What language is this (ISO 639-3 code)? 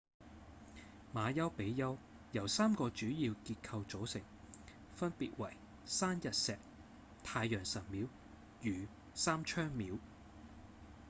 yue